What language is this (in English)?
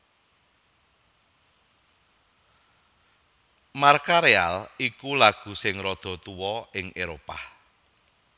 Javanese